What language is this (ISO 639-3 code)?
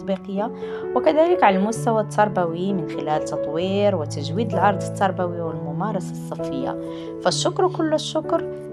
ara